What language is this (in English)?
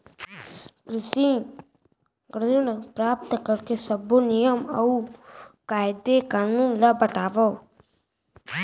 Chhattisgarhi